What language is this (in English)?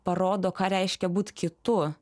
Lithuanian